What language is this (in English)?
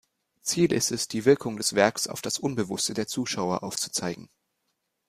German